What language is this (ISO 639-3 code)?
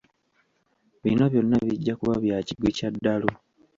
lug